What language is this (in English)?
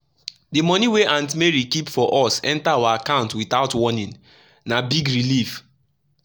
Nigerian Pidgin